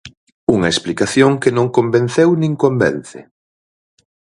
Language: Galician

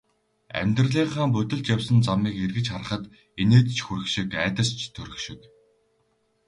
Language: Mongolian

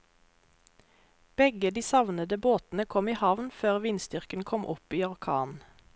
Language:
Norwegian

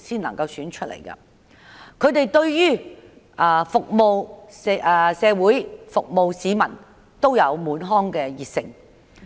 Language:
Cantonese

